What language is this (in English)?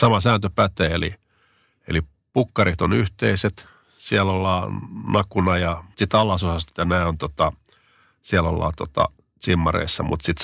Finnish